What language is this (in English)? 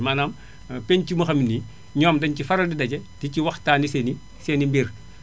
Wolof